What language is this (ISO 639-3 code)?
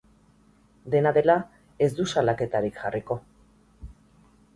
eus